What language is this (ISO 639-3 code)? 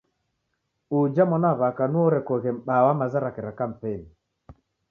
dav